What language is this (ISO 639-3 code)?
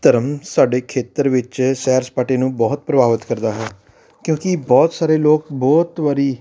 pan